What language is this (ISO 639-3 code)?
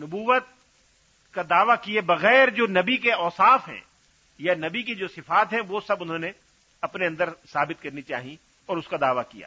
urd